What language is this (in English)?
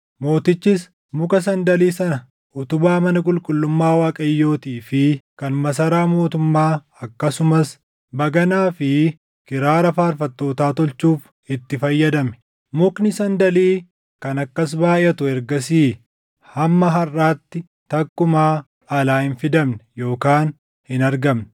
Oromo